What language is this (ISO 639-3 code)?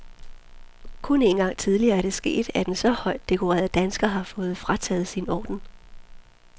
dan